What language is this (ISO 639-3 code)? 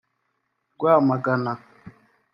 kin